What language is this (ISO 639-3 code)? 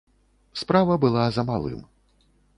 bel